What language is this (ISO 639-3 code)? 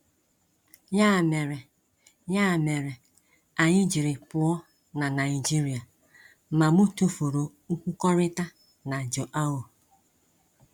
ibo